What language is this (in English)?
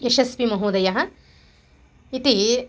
Sanskrit